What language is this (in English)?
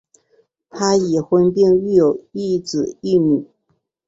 Chinese